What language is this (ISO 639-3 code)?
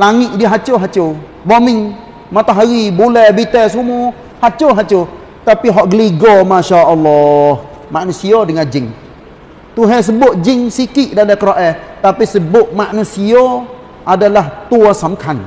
msa